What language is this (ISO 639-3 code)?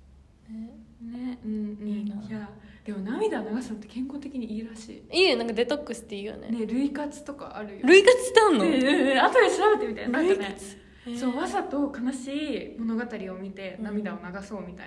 jpn